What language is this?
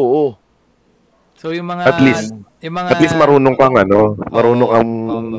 Filipino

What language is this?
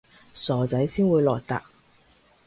Cantonese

